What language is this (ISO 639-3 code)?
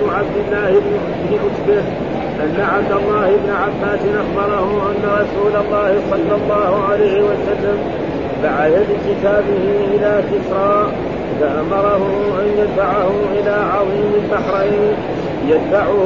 ara